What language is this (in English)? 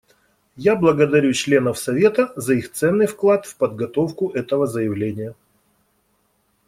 Russian